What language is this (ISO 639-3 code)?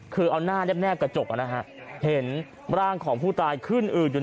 tha